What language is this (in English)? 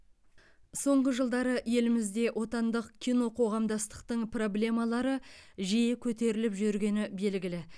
Kazakh